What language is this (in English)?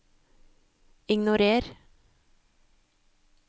Norwegian